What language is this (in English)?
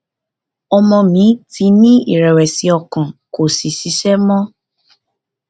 Yoruba